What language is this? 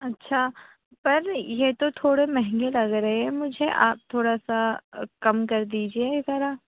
Urdu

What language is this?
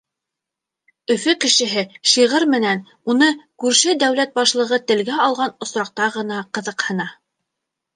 Bashkir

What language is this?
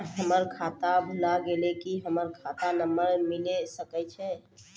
Maithili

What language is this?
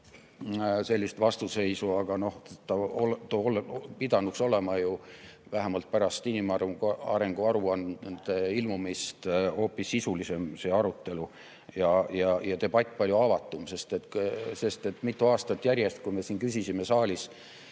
Estonian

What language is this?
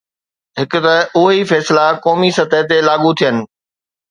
Sindhi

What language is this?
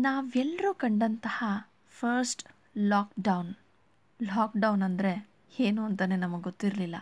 Kannada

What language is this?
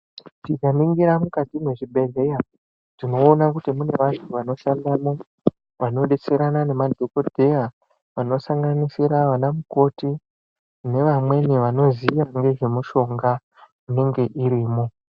Ndau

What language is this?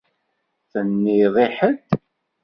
Kabyle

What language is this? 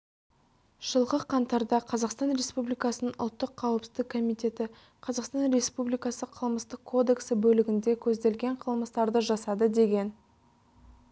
Kazakh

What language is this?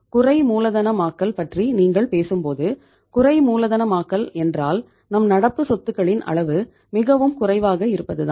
Tamil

